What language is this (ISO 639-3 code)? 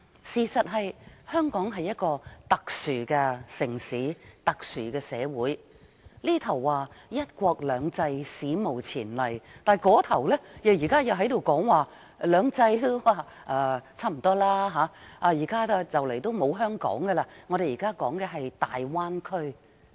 yue